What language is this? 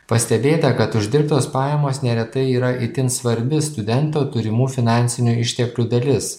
Lithuanian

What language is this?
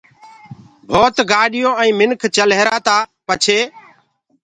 Gurgula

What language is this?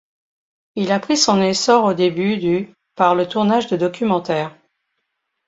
French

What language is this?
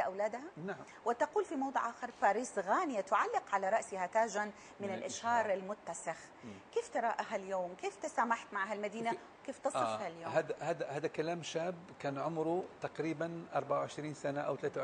Arabic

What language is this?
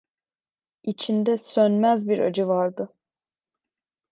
Turkish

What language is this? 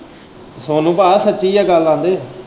Punjabi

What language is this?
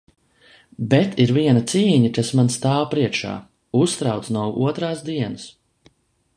Latvian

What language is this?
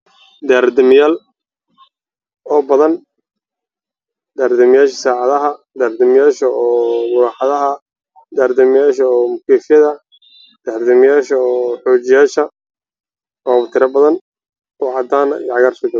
Somali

